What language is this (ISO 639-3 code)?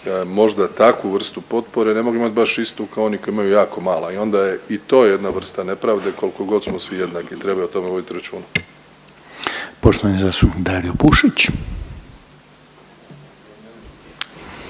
hrv